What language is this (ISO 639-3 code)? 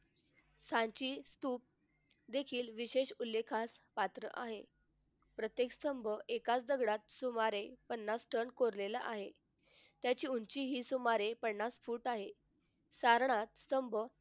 mar